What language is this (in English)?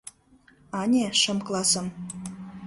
Mari